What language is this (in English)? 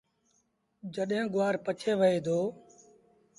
Sindhi Bhil